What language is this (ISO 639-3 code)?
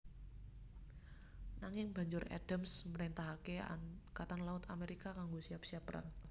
jav